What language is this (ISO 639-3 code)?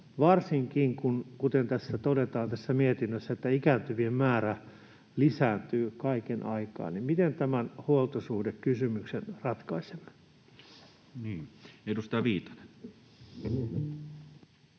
fin